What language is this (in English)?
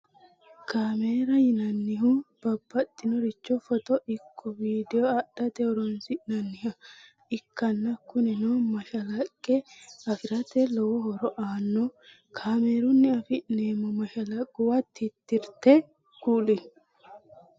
Sidamo